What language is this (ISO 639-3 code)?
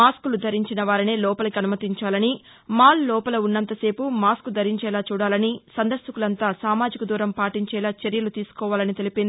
tel